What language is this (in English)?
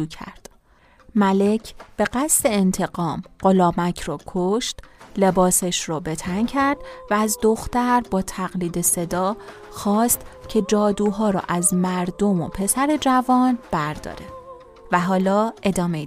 Persian